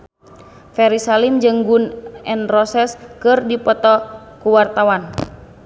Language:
Sundanese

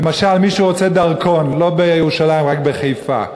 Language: Hebrew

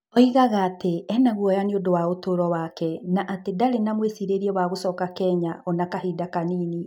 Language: Kikuyu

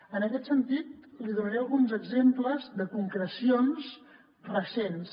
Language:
Catalan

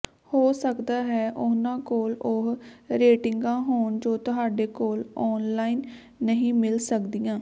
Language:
Punjabi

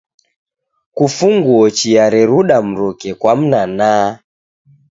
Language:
Taita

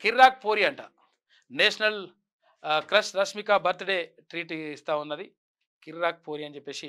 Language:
Telugu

